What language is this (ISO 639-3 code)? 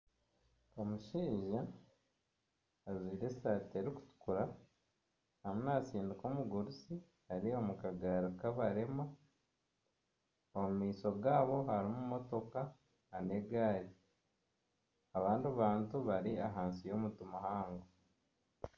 nyn